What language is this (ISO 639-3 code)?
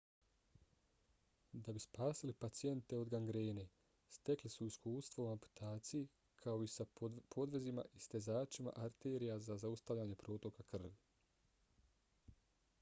bos